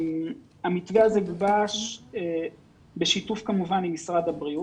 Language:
Hebrew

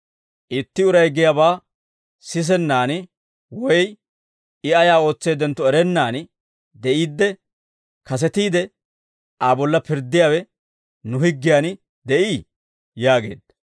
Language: Dawro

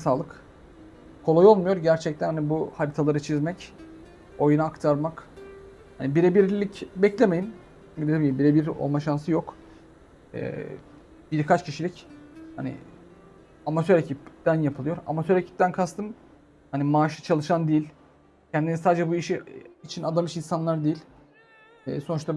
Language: Turkish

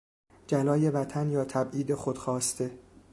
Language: Persian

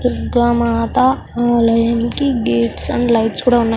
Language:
Telugu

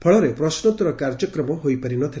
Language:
Odia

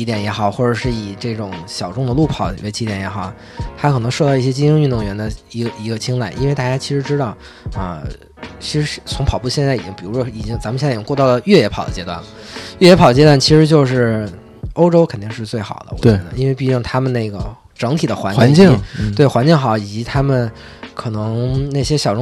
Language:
Chinese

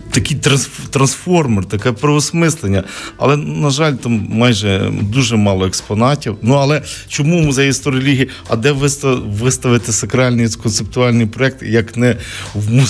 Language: Ukrainian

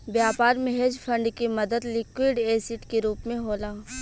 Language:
Bhojpuri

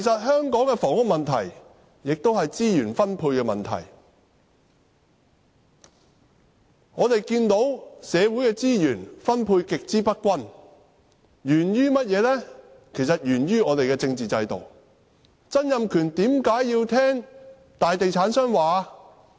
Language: Cantonese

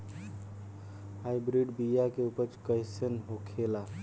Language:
Bhojpuri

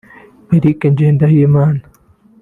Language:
Kinyarwanda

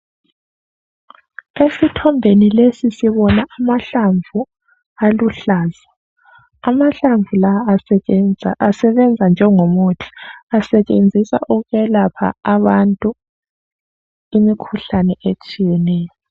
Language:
North Ndebele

